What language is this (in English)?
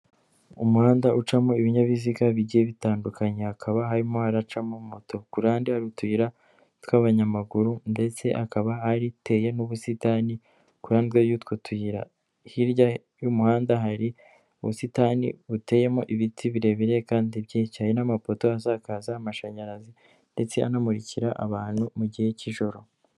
Kinyarwanda